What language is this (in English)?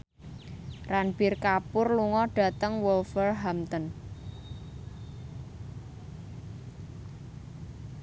Javanese